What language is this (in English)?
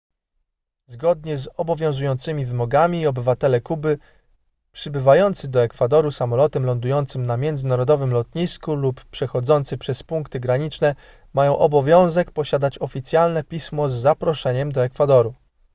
Polish